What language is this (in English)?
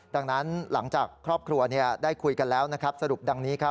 Thai